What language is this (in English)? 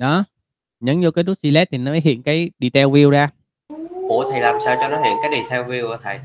Vietnamese